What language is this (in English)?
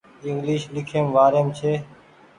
Goaria